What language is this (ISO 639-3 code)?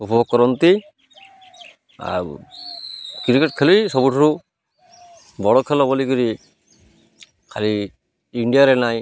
ori